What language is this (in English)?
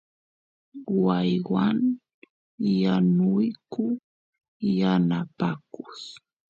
Santiago del Estero Quichua